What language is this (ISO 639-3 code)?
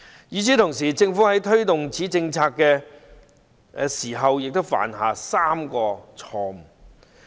yue